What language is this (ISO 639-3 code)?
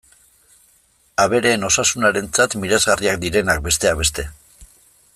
eus